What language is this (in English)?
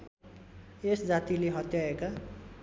Nepali